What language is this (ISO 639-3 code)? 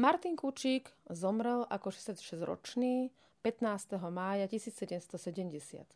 slk